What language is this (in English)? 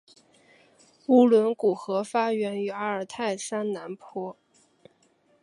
Chinese